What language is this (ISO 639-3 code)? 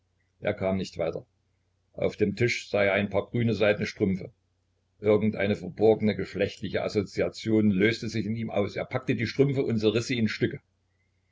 deu